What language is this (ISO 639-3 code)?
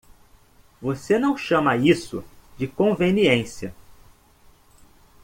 por